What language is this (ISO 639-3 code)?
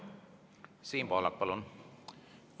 est